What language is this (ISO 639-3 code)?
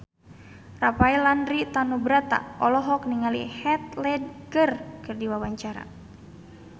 sun